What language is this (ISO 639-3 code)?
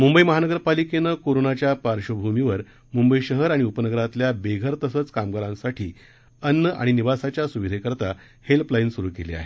mar